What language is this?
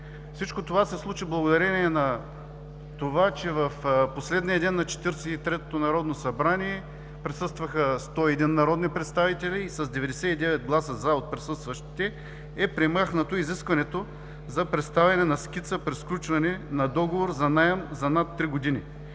Bulgarian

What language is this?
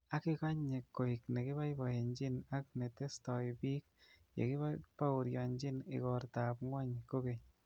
Kalenjin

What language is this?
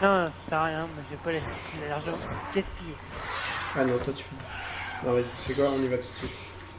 French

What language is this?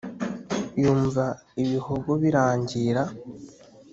Kinyarwanda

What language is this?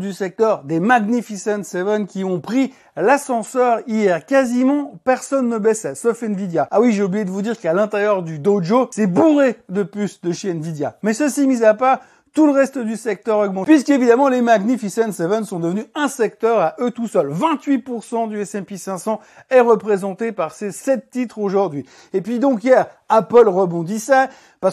French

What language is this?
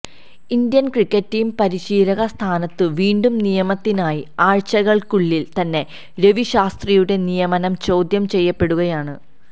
Malayalam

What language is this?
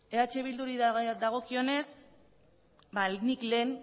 Basque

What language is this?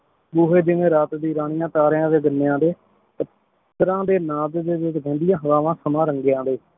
Punjabi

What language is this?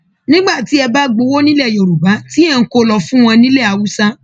Yoruba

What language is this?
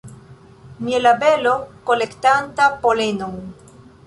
Esperanto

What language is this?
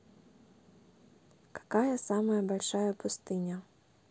Russian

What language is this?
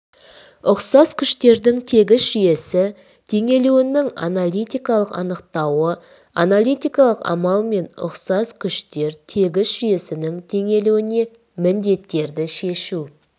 Kazakh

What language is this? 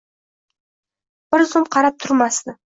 Uzbek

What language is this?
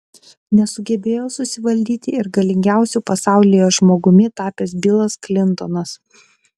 Lithuanian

